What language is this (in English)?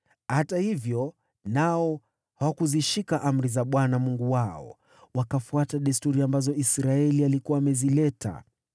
Swahili